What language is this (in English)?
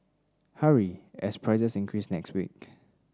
English